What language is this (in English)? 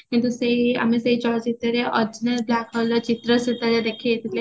Odia